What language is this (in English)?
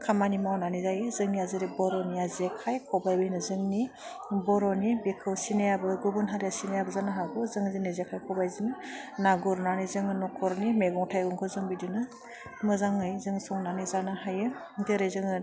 Bodo